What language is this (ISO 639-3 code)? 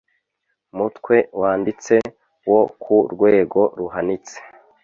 kin